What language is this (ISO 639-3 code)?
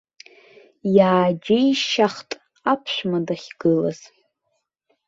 abk